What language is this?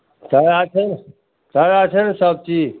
Maithili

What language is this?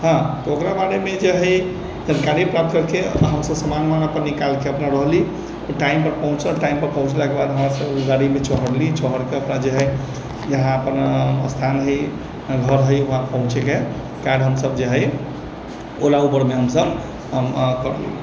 Maithili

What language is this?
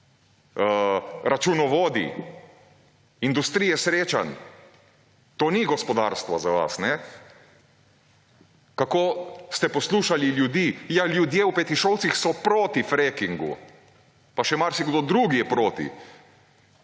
Slovenian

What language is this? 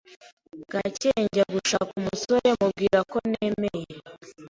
Kinyarwanda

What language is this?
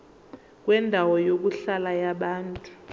Zulu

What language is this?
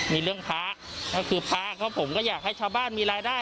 Thai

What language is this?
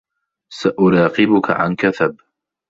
Arabic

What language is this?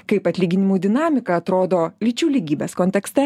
Lithuanian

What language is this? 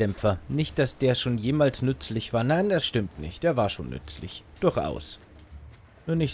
German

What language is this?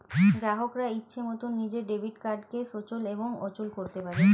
Bangla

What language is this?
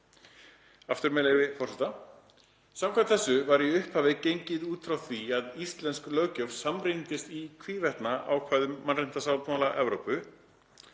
Icelandic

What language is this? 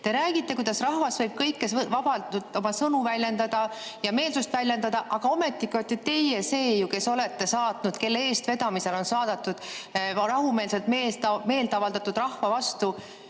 Estonian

